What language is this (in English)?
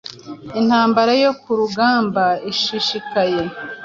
Kinyarwanda